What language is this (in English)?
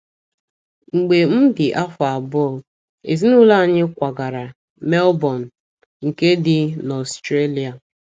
Igbo